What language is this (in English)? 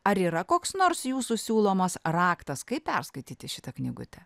Lithuanian